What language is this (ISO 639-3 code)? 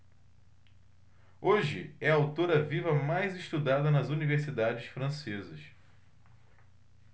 por